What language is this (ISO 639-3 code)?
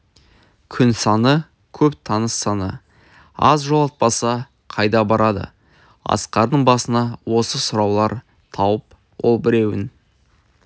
kaz